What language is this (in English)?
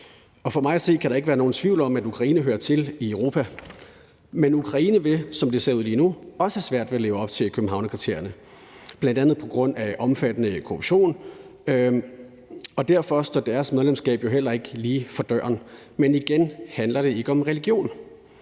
Danish